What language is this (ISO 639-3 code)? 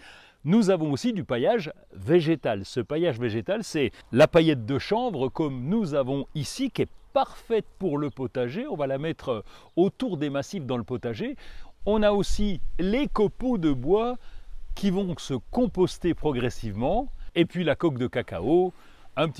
fra